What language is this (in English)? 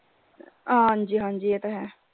Punjabi